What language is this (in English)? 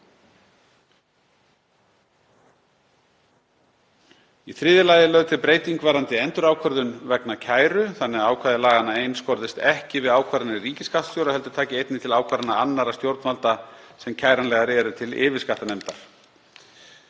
Icelandic